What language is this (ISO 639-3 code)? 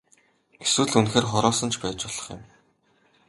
mon